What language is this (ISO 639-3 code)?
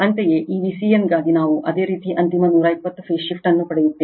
kan